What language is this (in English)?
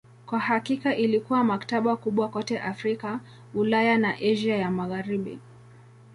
Swahili